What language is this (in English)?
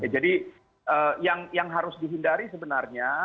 Indonesian